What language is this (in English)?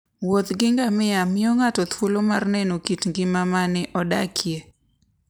Luo (Kenya and Tanzania)